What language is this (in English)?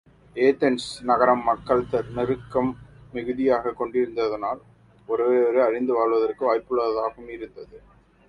Tamil